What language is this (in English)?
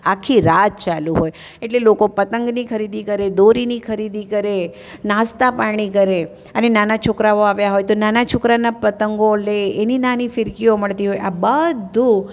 Gujarati